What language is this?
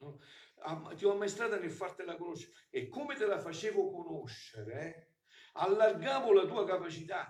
Italian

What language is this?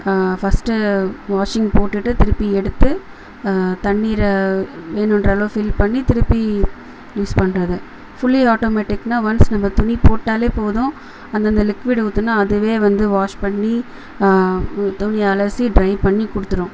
Tamil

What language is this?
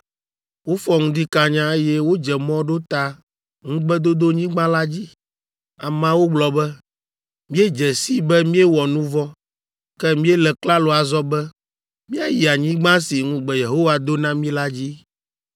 Ewe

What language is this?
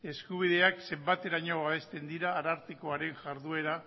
Basque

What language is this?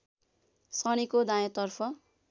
Nepali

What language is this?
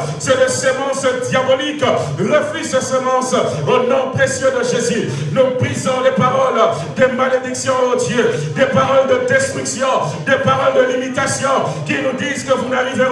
French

